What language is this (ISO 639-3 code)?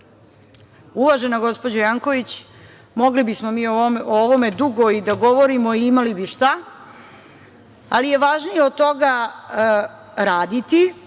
srp